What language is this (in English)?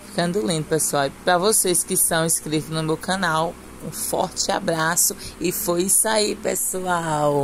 Portuguese